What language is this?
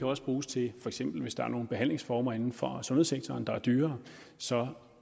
Danish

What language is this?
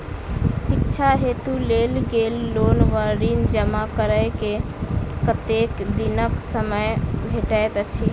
Maithili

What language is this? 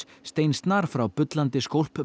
Icelandic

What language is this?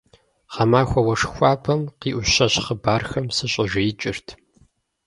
Kabardian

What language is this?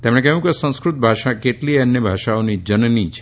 Gujarati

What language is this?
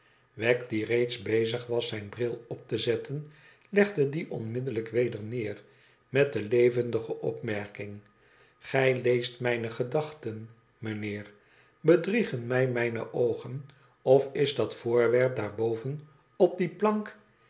Dutch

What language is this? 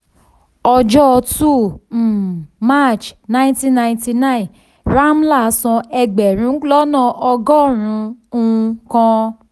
Yoruba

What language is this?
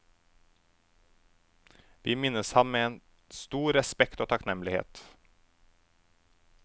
Norwegian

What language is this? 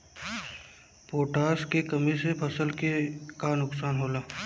Bhojpuri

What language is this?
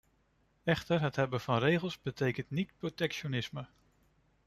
Dutch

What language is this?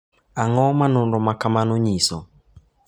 Luo (Kenya and Tanzania)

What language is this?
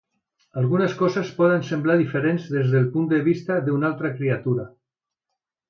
Catalan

